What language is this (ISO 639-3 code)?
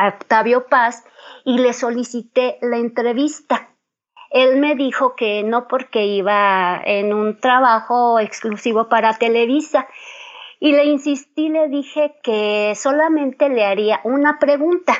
spa